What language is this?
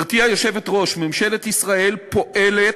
Hebrew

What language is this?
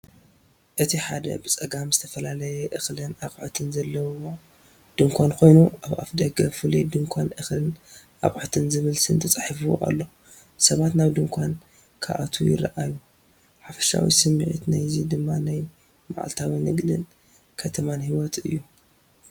Tigrinya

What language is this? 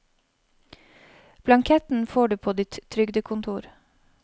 Norwegian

